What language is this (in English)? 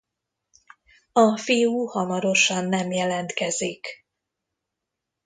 Hungarian